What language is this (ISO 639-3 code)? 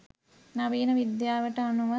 sin